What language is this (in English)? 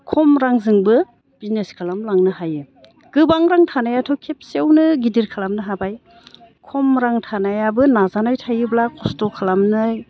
Bodo